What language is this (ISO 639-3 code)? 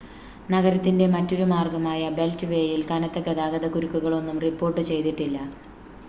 mal